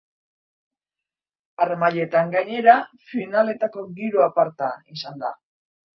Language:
Basque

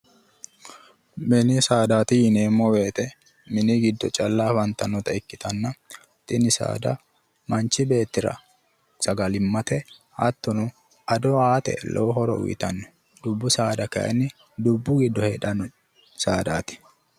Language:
Sidamo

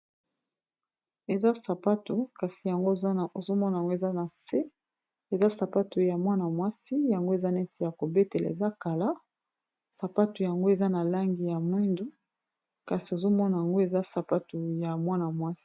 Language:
Lingala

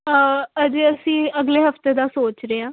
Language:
Punjabi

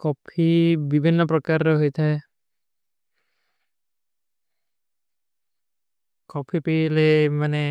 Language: Kui (India)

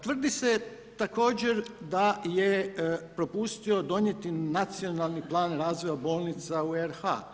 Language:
Croatian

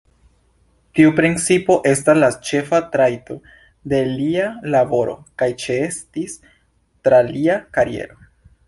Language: Esperanto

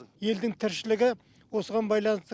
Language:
Kazakh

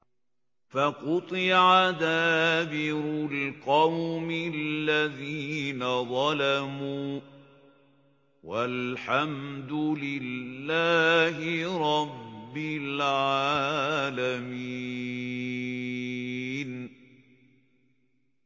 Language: Arabic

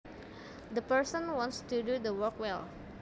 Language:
Javanese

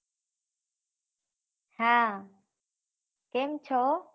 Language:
Gujarati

